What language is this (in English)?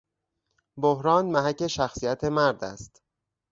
Persian